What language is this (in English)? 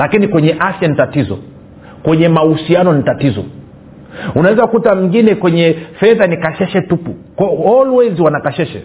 Swahili